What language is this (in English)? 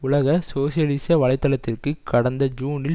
Tamil